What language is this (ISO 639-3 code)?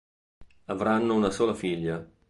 ita